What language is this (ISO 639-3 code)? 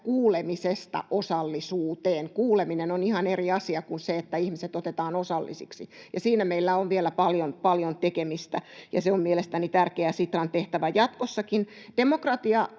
fin